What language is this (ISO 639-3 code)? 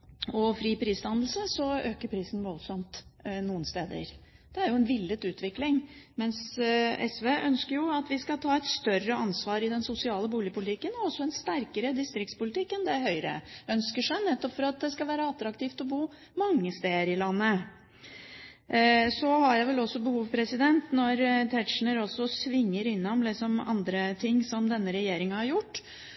nob